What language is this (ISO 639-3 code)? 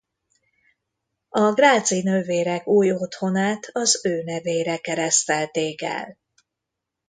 hun